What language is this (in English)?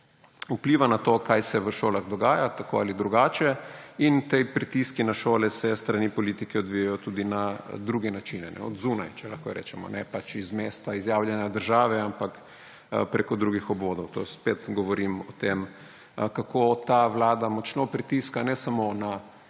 Slovenian